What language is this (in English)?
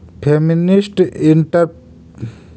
Magahi